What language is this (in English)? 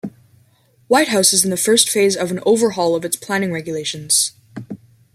English